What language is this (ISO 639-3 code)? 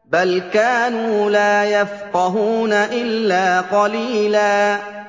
ara